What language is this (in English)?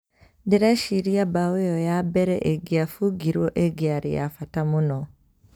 Kikuyu